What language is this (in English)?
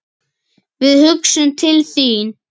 Icelandic